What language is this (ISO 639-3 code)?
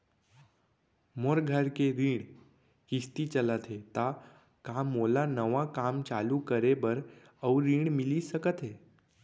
hne